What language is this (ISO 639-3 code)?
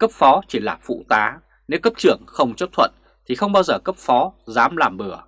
vie